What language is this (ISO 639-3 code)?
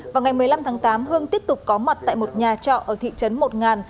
vie